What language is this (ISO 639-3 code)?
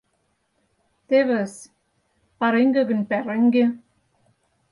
chm